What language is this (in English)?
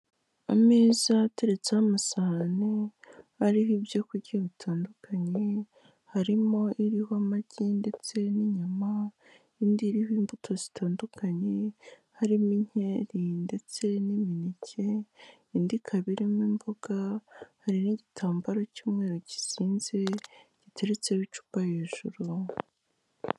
Kinyarwanda